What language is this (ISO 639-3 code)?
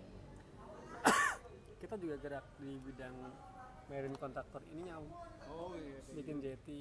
ind